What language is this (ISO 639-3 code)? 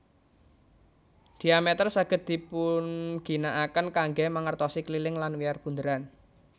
jav